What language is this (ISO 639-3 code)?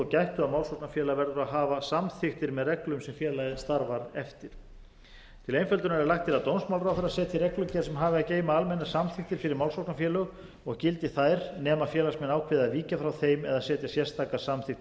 isl